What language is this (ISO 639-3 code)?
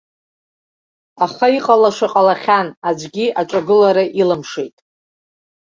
abk